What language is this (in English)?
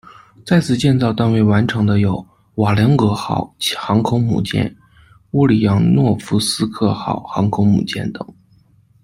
Chinese